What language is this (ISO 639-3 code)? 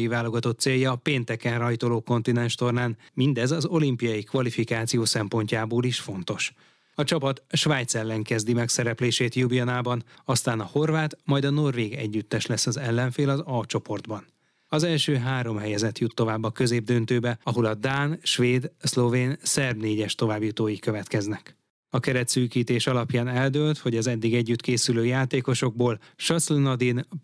hun